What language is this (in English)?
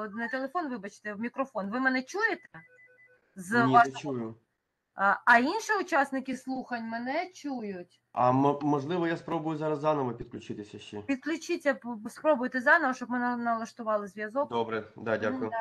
Ukrainian